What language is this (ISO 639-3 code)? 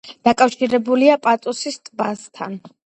kat